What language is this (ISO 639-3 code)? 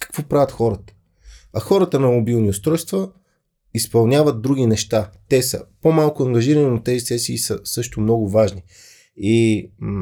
bul